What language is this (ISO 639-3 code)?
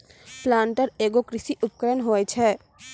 mai